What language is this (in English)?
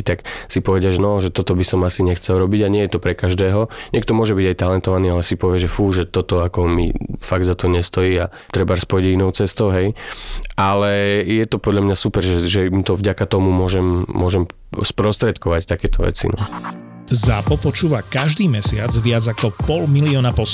Slovak